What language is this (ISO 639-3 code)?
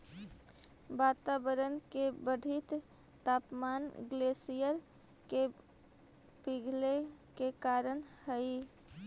mag